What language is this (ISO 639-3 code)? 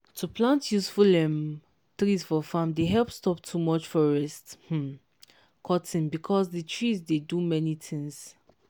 pcm